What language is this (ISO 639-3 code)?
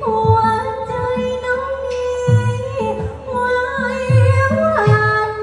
tha